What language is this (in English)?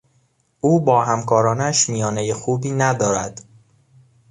Persian